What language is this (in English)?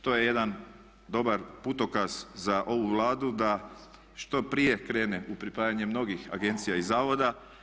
Croatian